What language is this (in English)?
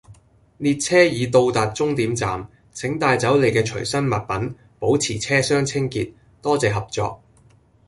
Cantonese